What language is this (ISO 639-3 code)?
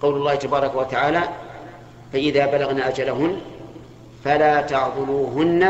ara